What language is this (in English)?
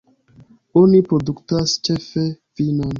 Esperanto